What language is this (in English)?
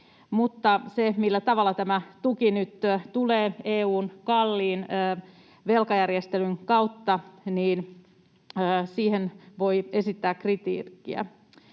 Finnish